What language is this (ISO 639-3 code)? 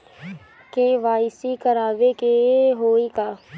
bho